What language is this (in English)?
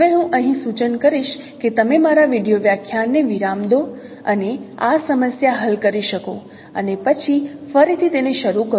Gujarati